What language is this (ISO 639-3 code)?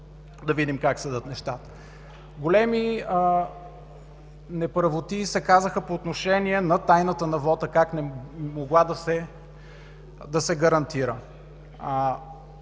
bul